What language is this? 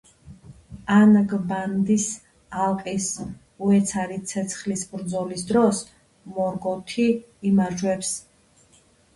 Georgian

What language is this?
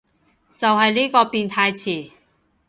Cantonese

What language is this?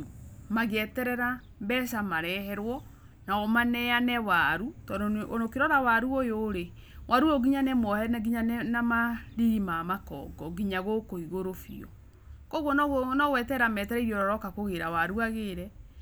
Kikuyu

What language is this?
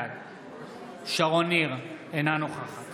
Hebrew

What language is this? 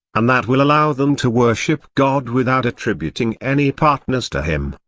English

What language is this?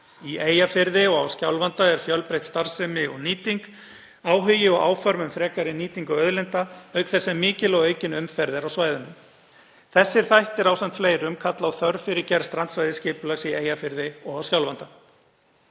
Icelandic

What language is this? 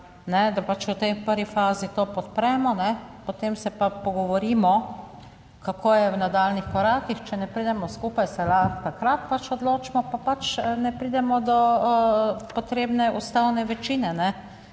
Slovenian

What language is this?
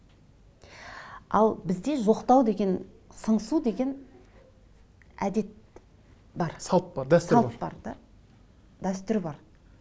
Kazakh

